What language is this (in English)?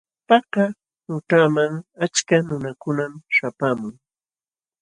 Jauja Wanca Quechua